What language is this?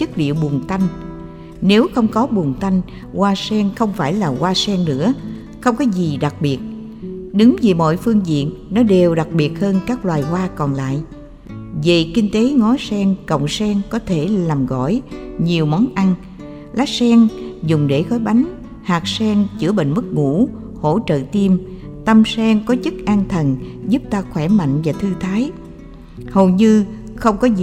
Vietnamese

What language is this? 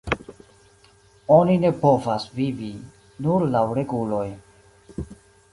Esperanto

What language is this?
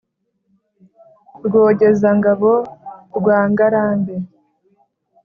Kinyarwanda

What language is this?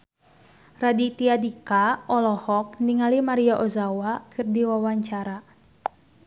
Sundanese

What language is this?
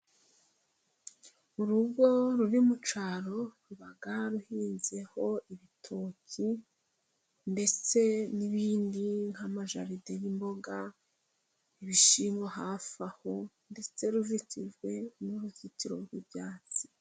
Kinyarwanda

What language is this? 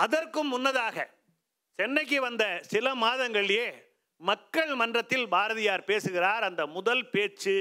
Tamil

